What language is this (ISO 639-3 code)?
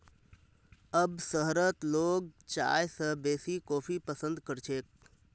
mag